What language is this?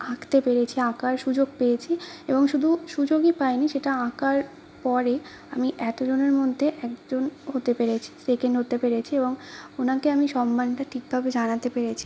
Bangla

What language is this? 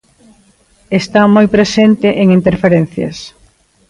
Galician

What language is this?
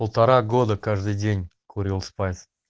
Russian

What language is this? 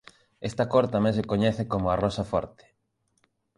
Galician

